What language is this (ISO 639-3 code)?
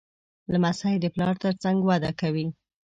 pus